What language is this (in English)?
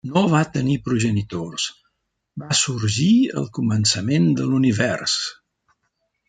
Catalan